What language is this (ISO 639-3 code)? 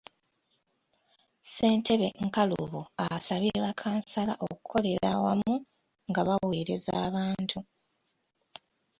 lug